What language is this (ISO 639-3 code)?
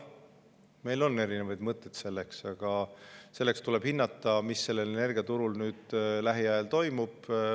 est